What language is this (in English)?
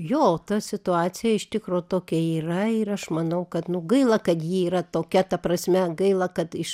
Lithuanian